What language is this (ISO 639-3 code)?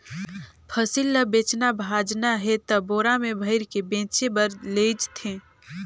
hne